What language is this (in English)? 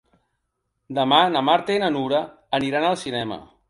Catalan